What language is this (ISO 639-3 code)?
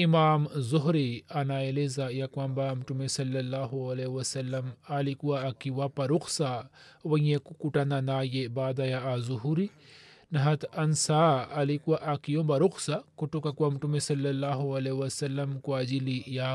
swa